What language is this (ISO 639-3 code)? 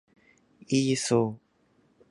jpn